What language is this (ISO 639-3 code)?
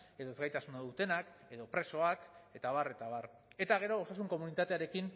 eus